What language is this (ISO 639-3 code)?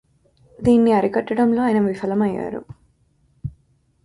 tel